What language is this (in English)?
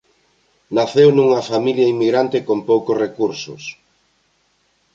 Galician